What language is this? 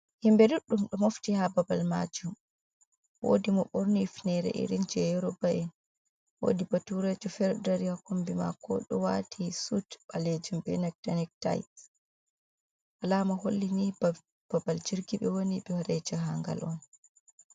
Fula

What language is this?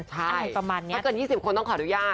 Thai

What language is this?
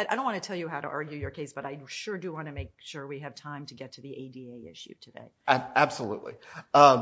English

